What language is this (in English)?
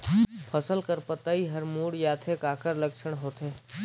Chhattisgarhi